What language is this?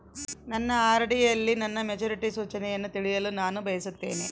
Kannada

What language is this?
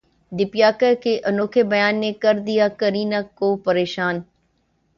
Urdu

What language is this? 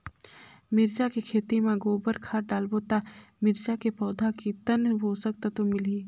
Chhattisgarhi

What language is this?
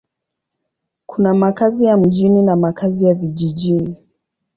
Swahili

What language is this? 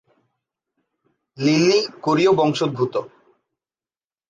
Bangla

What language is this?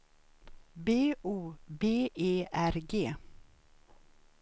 Swedish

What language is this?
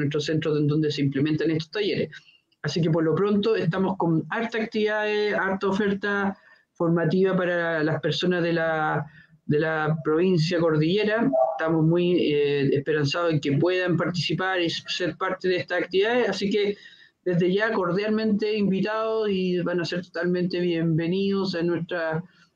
Spanish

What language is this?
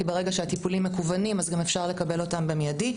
Hebrew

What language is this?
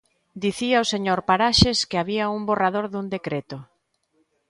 Galician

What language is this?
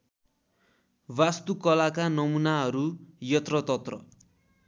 Nepali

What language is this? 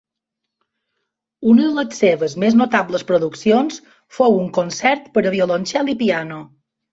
Catalan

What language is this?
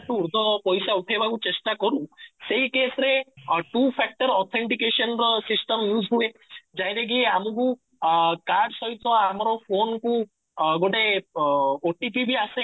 Odia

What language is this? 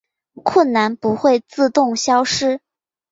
Chinese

